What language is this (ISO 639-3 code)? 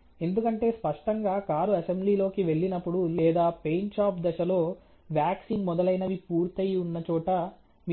tel